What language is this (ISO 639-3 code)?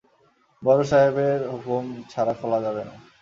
ben